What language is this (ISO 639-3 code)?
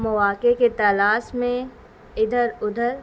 urd